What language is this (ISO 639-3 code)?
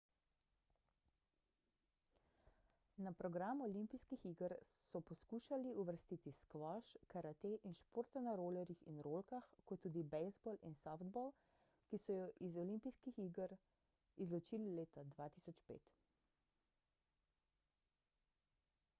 slv